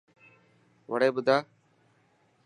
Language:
Dhatki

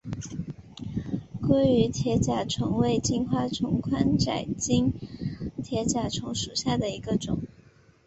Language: Chinese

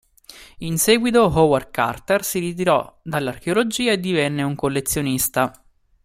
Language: Italian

